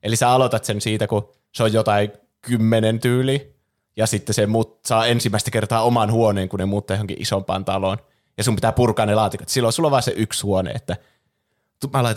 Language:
Finnish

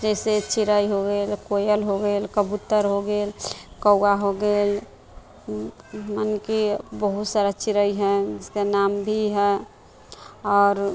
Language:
Maithili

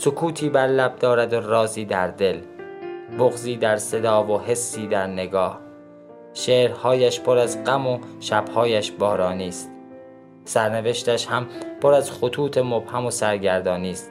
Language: Persian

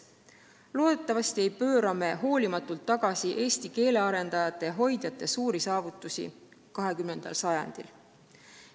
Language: Estonian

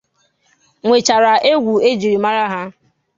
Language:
Igbo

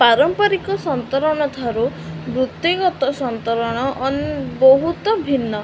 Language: Odia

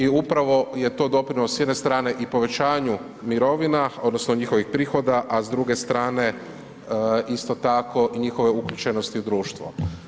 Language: Croatian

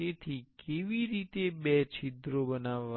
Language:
Gujarati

